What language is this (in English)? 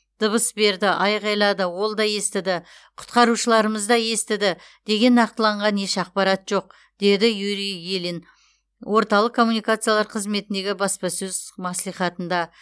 Kazakh